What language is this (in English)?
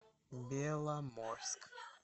Russian